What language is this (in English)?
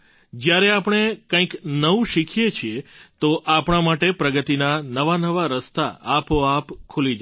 Gujarati